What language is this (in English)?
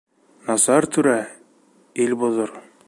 Bashkir